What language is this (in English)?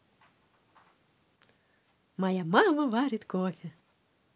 Russian